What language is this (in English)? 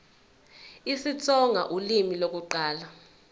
Zulu